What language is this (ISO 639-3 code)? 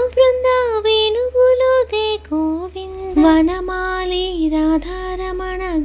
tel